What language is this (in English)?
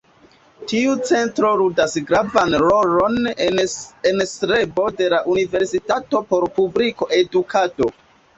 Esperanto